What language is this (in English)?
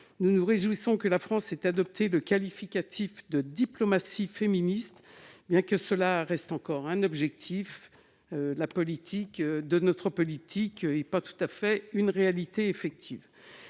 French